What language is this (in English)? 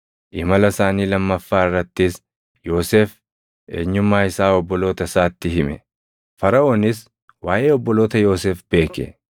Oromo